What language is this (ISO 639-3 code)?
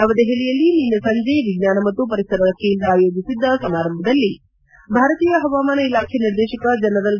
kan